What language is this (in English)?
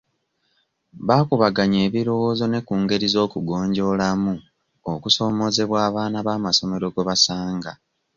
Ganda